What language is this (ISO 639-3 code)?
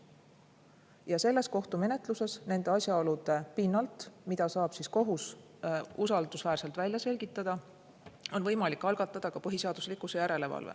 est